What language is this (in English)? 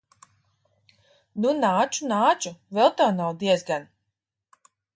Latvian